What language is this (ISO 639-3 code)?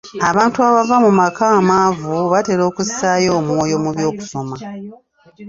lug